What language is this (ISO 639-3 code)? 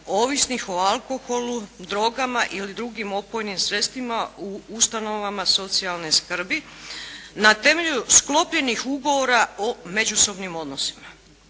hrv